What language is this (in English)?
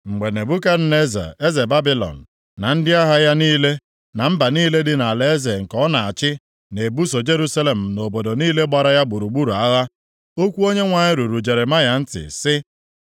Igbo